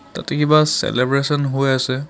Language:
Assamese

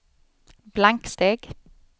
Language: Swedish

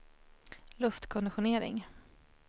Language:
Swedish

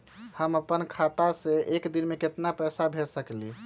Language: Magahi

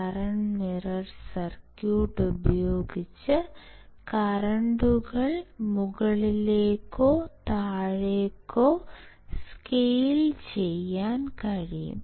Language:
Malayalam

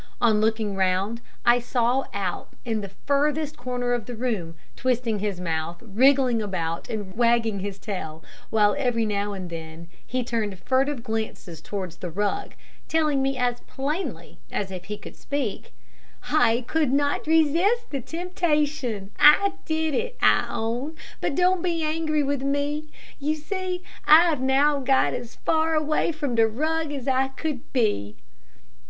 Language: English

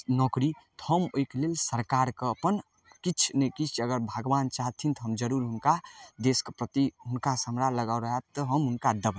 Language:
Maithili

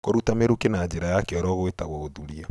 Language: Kikuyu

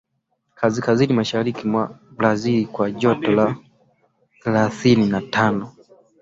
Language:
Swahili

